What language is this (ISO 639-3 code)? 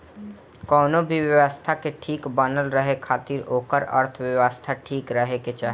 bho